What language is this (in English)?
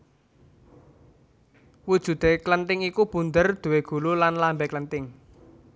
Javanese